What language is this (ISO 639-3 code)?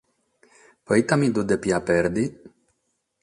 srd